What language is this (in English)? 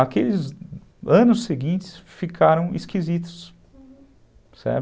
Portuguese